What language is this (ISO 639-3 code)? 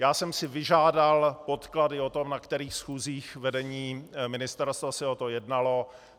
ces